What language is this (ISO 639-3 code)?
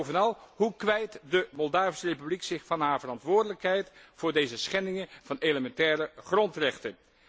nld